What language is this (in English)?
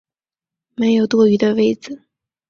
Chinese